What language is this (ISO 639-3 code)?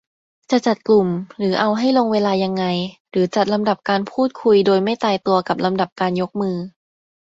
tha